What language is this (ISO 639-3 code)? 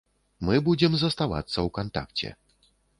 bel